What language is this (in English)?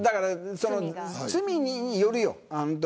Japanese